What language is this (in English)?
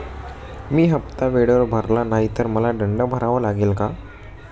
Marathi